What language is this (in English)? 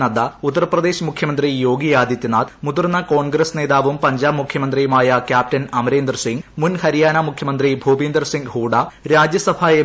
Malayalam